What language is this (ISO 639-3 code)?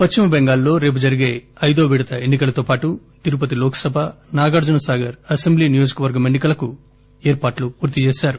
tel